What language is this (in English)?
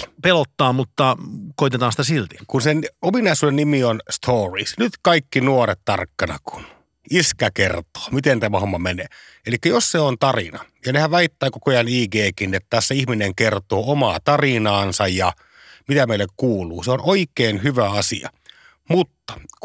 Finnish